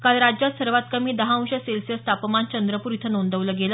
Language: Marathi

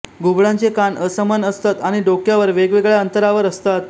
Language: Marathi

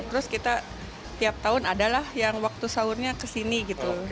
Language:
Indonesian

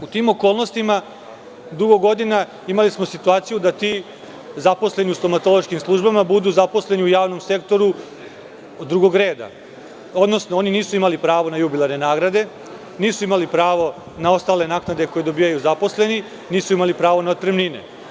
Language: Serbian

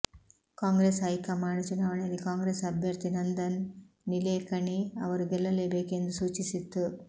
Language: Kannada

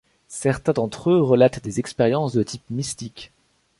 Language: French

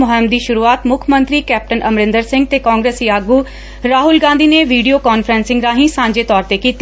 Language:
Punjabi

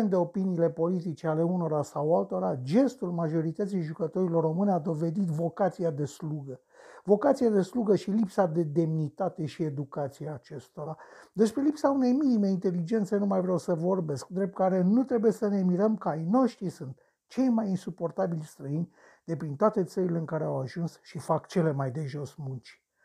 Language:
Romanian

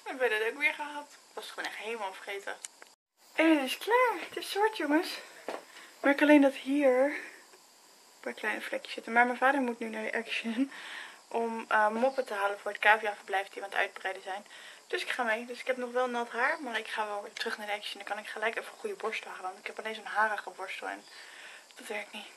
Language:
Dutch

